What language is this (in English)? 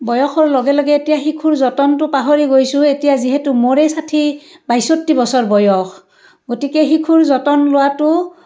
Assamese